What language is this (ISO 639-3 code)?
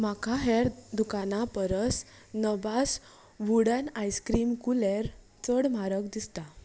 kok